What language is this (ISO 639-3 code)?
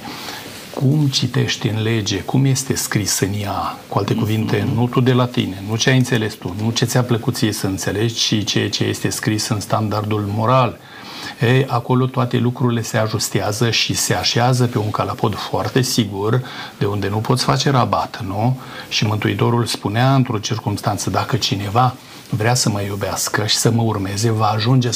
ron